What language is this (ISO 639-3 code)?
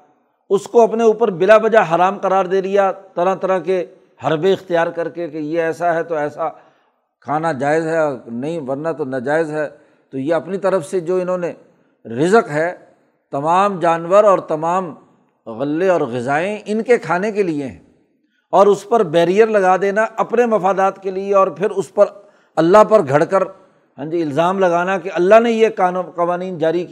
urd